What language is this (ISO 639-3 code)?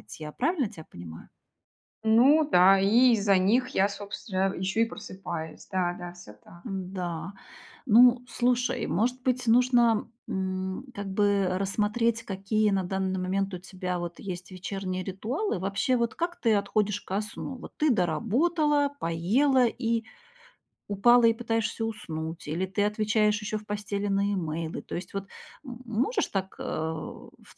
rus